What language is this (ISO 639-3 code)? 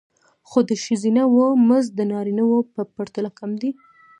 pus